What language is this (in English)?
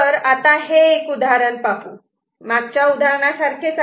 Marathi